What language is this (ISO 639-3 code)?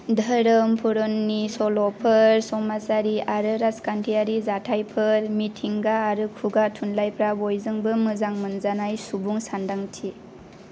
brx